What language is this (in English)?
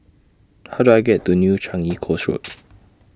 English